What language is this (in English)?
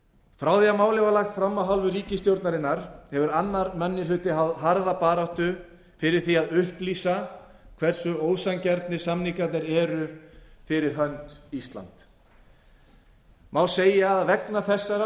Icelandic